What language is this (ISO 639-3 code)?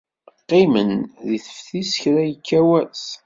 kab